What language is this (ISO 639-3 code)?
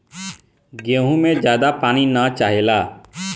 bho